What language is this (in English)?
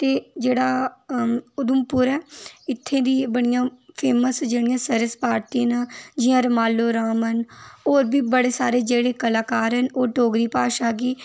Dogri